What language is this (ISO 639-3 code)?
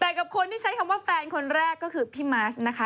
tha